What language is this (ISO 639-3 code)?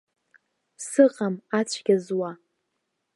abk